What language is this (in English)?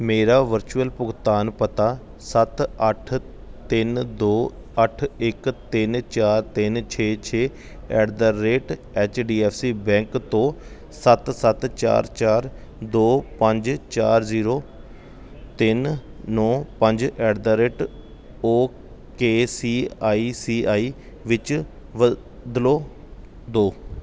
Punjabi